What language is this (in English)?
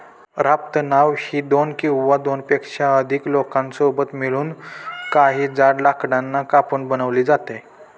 Marathi